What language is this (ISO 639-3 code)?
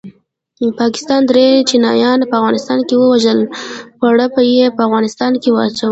pus